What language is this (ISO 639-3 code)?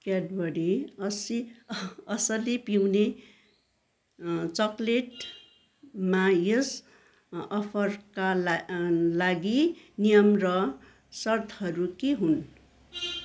nep